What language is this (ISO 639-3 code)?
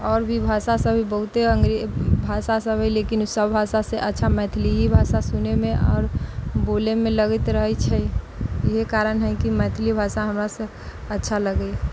mai